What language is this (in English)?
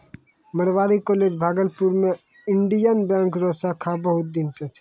Maithili